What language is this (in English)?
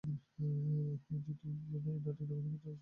Bangla